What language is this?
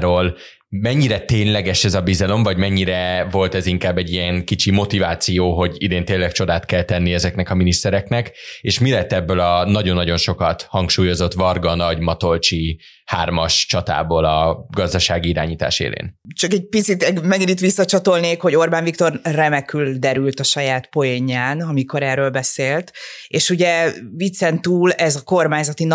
Hungarian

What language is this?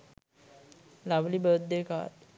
Sinhala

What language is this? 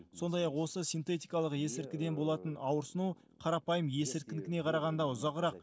Kazakh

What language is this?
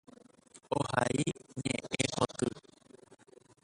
Guarani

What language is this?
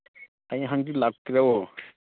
Manipuri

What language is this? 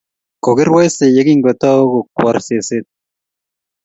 Kalenjin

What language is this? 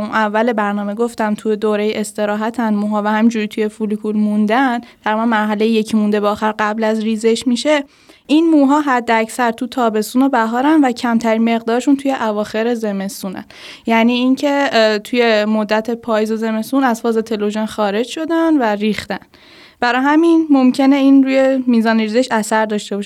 Persian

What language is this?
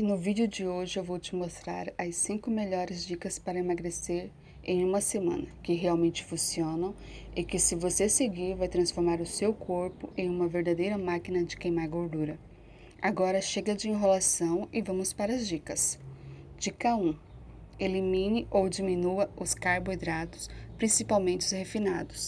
Portuguese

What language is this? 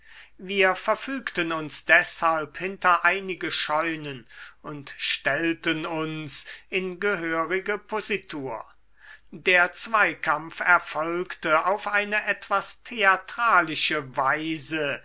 German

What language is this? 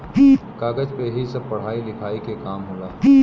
Bhojpuri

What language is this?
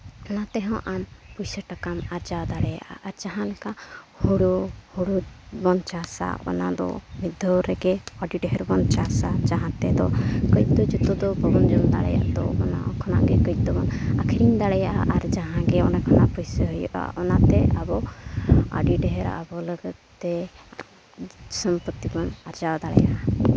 Santali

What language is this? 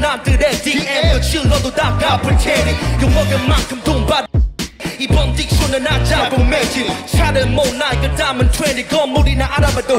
Portuguese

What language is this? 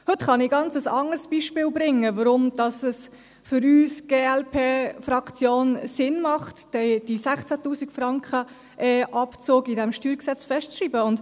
Swiss German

